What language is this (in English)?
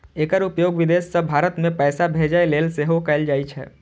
Maithili